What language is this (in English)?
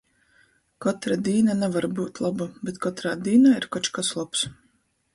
Latgalian